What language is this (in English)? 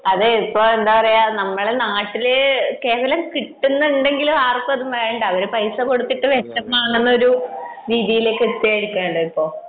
Malayalam